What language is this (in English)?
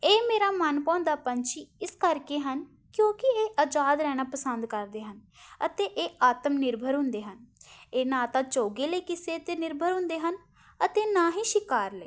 Punjabi